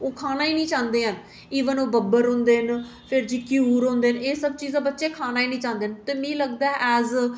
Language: Dogri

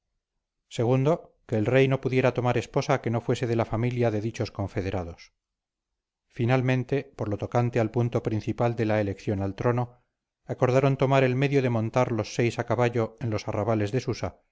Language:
Spanish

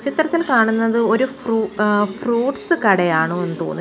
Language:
Malayalam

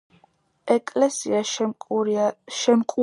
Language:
Georgian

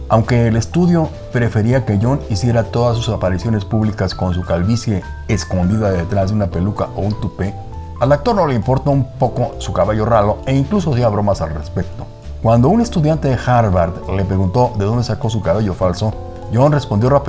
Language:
Spanish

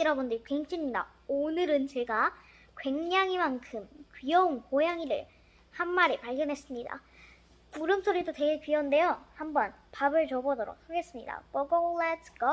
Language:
Korean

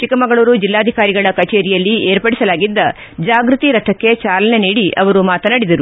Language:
Kannada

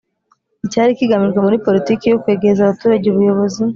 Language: Kinyarwanda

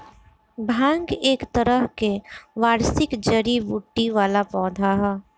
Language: Bhojpuri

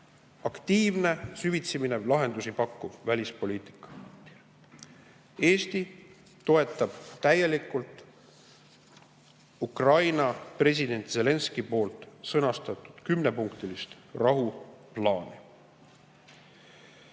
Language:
Estonian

